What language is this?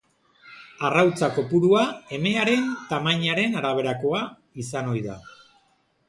Basque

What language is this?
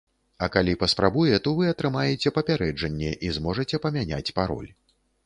Belarusian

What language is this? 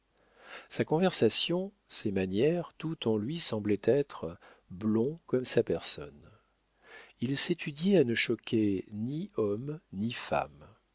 French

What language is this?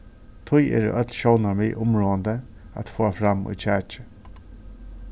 Faroese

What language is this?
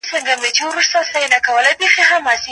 Pashto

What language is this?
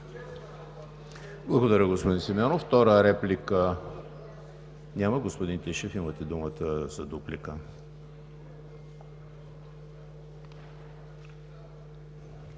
Bulgarian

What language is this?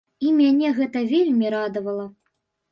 Belarusian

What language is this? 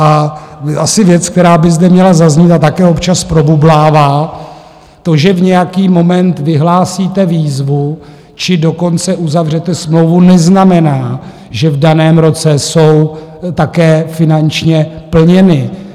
Czech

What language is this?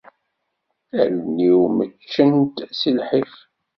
Kabyle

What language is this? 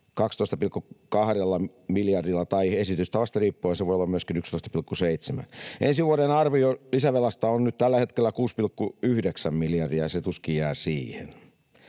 Finnish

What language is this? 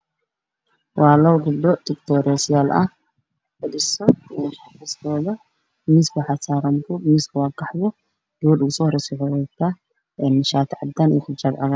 Somali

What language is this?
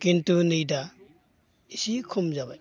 Bodo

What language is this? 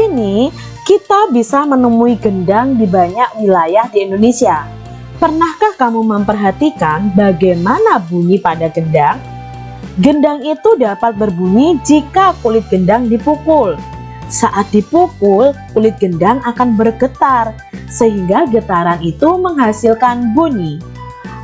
Indonesian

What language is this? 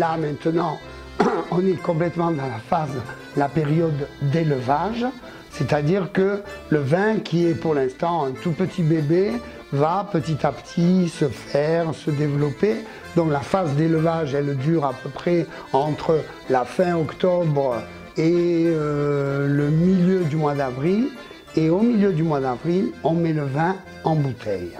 French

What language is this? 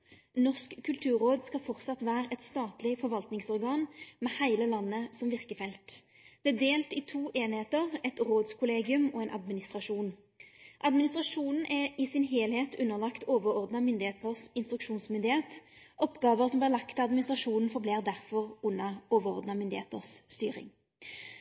Norwegian Nynorsk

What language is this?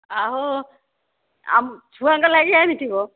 Odia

